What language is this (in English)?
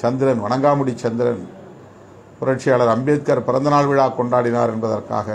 Tamil